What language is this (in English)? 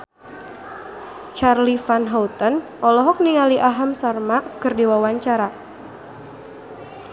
Sundanese